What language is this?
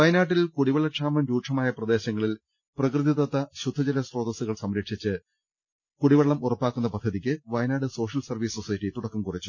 Malayalam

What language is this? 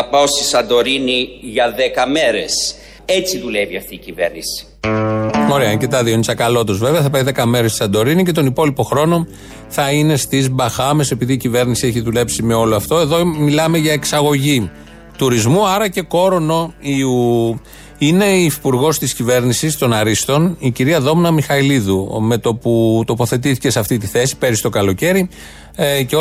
Greek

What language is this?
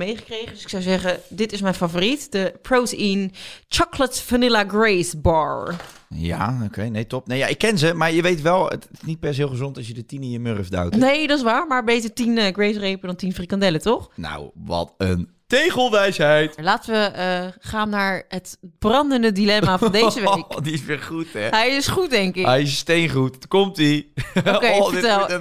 Dutch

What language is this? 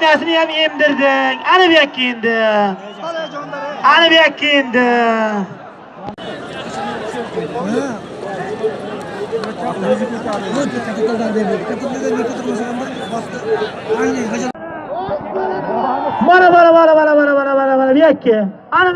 Turkish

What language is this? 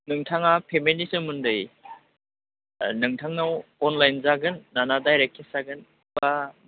Bodo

